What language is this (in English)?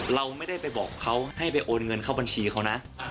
Thai